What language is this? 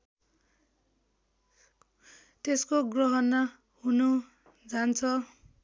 Nepali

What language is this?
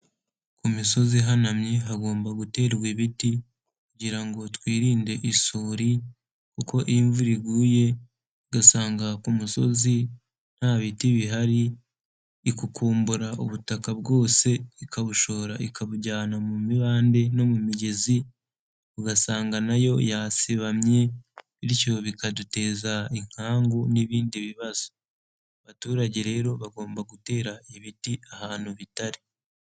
Kinyarwanda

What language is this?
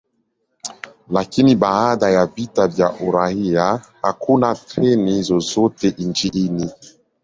Swahili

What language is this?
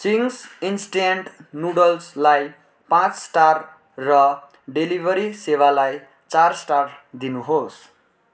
Nepali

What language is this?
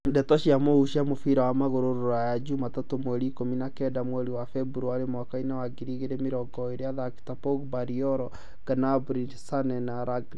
Kikuyu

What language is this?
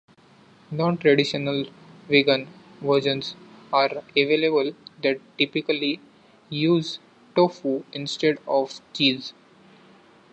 English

